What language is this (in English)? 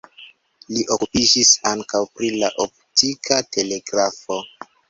Esperanto